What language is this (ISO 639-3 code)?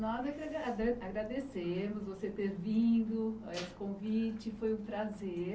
por